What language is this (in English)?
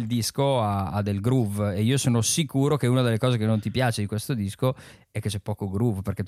Italian